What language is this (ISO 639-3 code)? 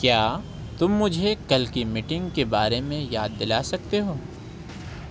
urd